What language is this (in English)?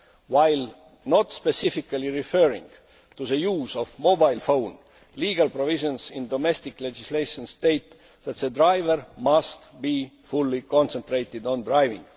English